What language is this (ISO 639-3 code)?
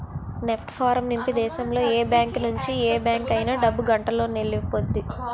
tel